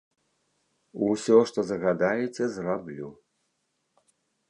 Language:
Belarusian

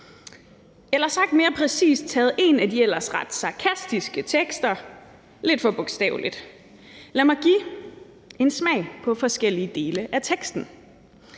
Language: Danish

